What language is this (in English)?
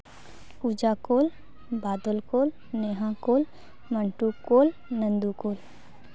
Santali